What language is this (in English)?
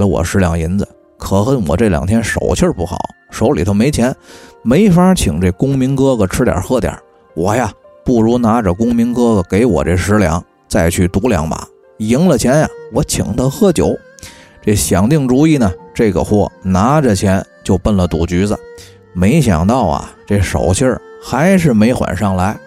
Chinese